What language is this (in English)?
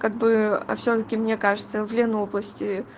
Russian